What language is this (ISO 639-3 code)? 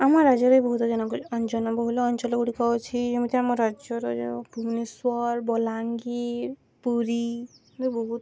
ori